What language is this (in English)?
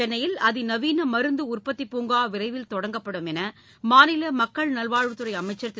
Tamil